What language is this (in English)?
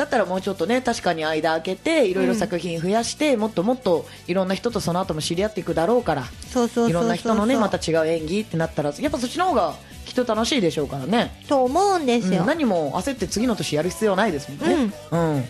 Japanese